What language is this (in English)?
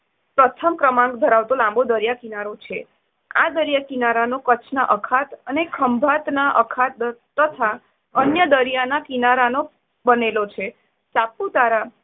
Gujarati